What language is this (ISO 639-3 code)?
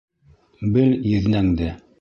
bak